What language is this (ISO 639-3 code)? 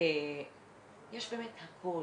heb